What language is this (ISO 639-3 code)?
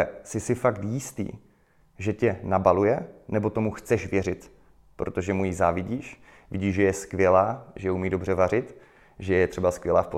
ces